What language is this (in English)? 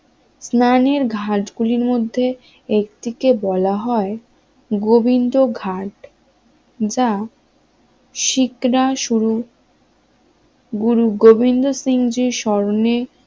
Bangla